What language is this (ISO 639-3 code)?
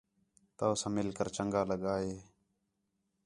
xhe